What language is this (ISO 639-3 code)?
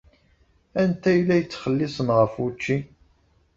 kab